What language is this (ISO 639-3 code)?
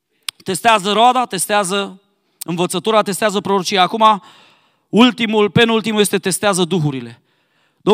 ron